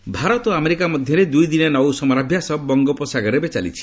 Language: Odia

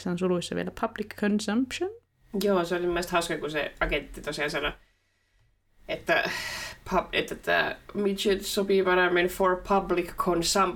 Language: Finnish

